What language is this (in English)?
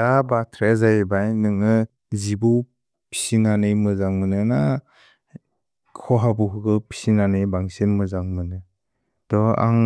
Bodo